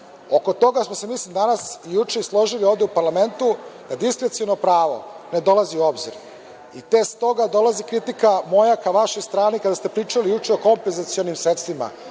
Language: Serbian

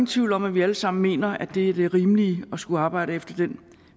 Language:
Danish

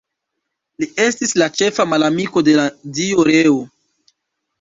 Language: Esperanto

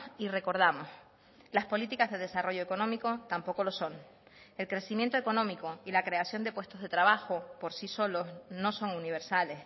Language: Spanish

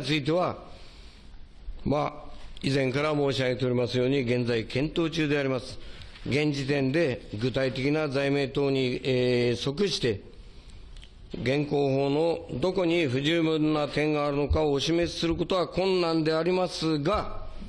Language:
Japanese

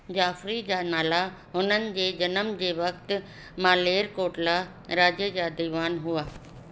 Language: Sindhi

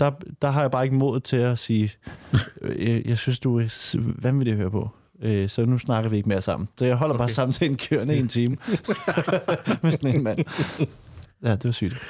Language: Danish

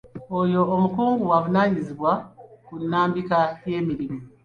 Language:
Ganda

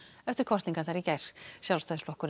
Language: Icelandic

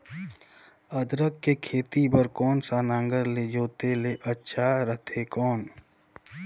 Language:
Chhattisgarhi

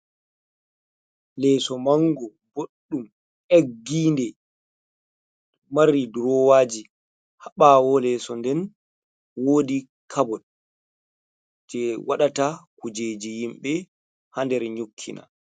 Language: Fula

